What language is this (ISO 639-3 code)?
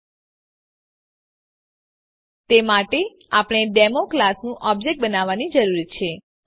guj